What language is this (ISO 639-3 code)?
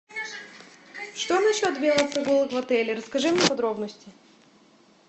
rus